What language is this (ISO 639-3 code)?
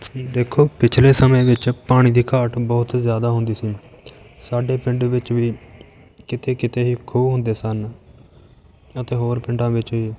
pan